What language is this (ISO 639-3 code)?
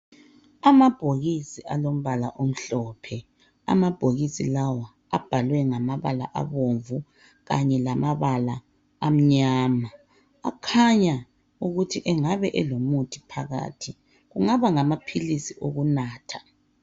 nde